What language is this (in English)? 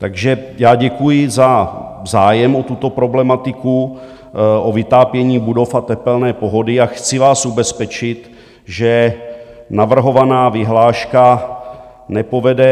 Czech